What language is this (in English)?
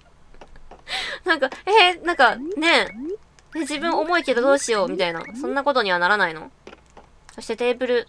Japanese